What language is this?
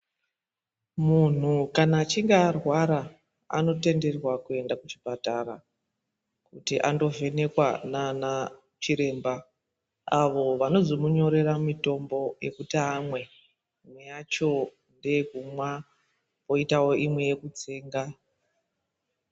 Ndau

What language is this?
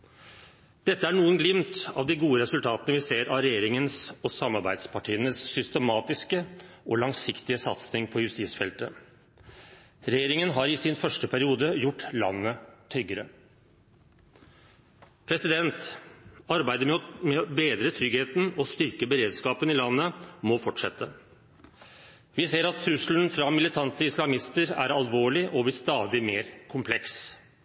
Norwegian Bokmål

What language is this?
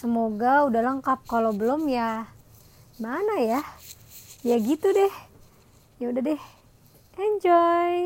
Indonesian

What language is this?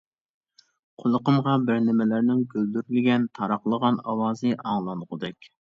Uyghur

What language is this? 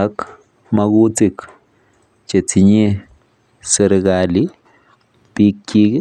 Kalenjin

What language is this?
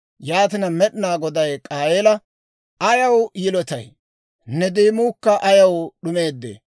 Dawro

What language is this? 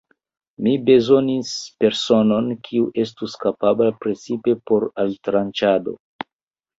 Esperanto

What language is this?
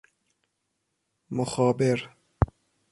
Persian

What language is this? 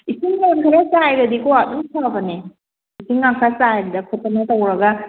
Manipuri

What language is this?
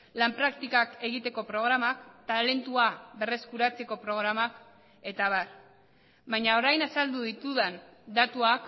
Basque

